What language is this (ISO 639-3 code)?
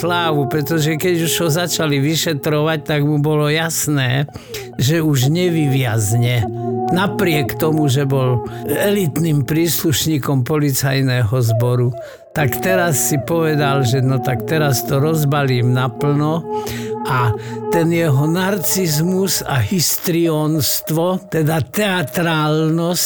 slk